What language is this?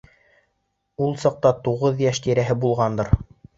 Bashkir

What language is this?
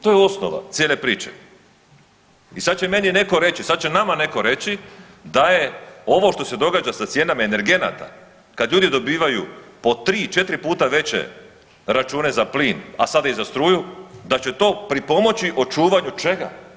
Croatian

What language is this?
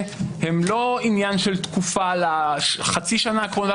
Hebrew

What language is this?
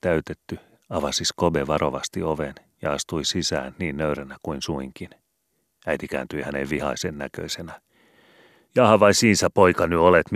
Finnish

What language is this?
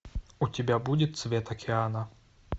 Russian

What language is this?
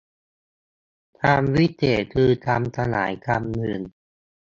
Thai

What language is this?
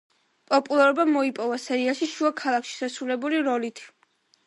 Georgian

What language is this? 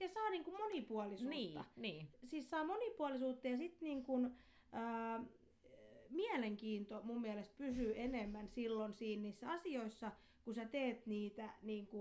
Finnish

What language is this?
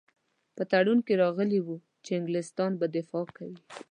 Pashto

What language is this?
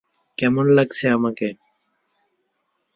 Bangla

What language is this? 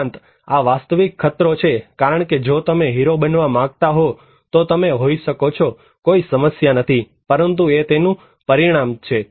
Gujarati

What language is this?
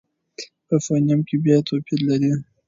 Pashto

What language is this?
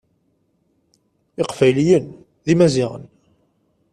Kabyle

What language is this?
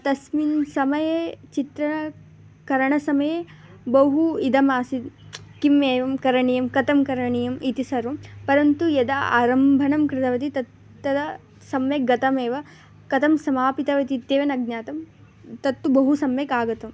Sanskrit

